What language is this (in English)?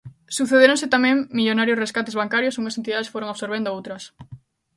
Galician